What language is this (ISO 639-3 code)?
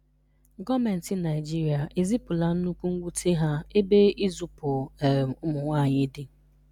ibo